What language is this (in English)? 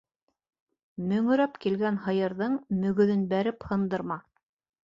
Bashkir